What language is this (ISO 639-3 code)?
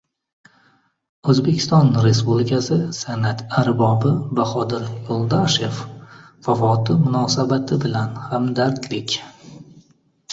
uzb